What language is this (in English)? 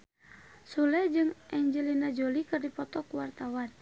Sundanese